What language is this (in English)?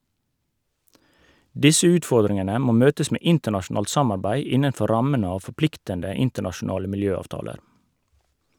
Norwegian